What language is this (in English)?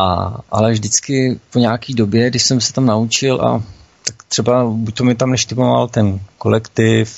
Czech